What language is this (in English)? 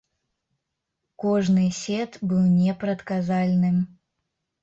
Belarusian